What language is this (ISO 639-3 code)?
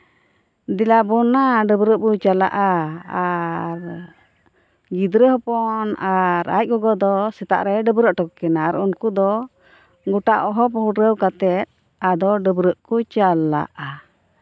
sat